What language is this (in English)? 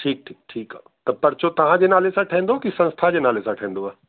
Sindhi